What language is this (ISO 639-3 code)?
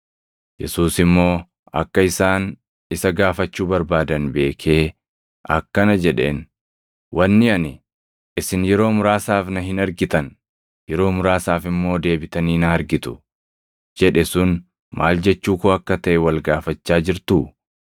orm